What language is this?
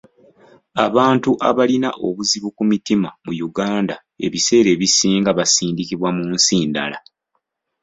Ganda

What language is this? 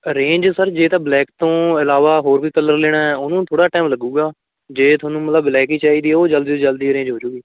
Punjabi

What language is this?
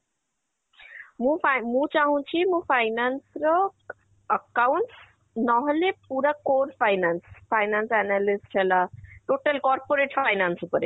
Odia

